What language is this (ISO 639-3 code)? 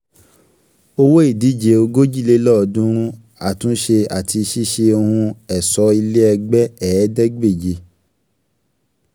yor